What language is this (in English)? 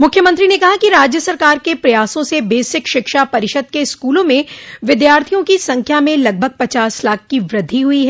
Hindi